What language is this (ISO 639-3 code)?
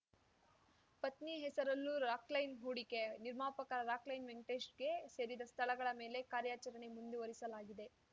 kan